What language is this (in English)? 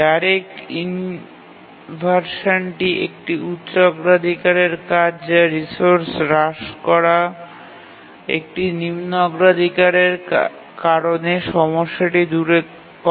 Bangla